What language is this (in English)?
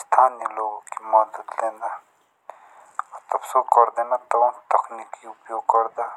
Jaunsari